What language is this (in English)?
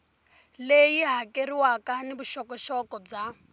Tsonga